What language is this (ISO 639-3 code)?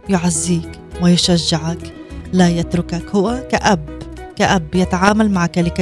ara